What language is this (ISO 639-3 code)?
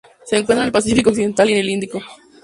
spa